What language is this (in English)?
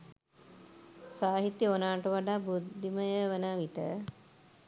Sinhala